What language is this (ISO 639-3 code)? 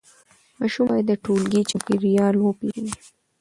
pus